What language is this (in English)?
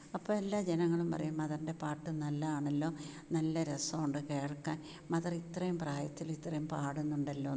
Malayalam